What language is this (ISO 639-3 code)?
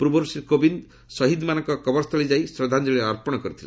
ori